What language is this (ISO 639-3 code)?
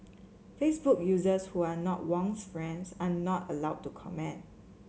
eng